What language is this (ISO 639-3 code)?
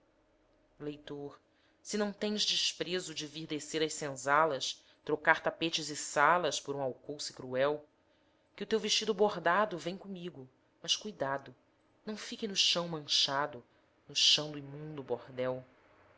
por